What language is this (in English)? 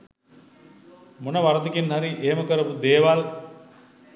Sinhala